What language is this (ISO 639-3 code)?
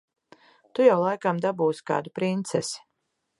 lav